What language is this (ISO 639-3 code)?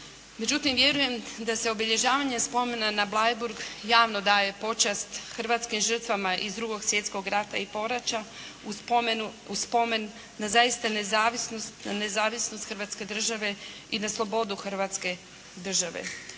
hrv